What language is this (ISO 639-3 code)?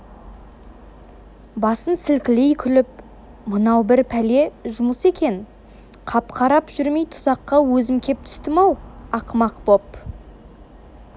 kaz